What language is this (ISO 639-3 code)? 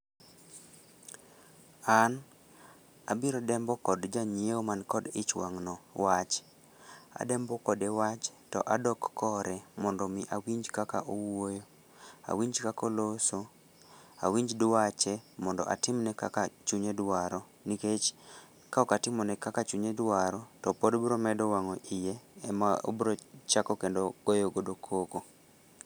luo